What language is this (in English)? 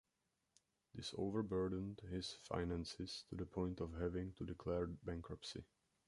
English